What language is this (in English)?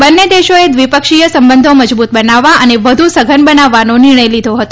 Gujarati